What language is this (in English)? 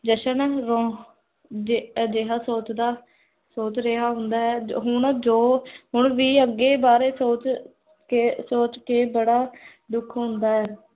Punjabi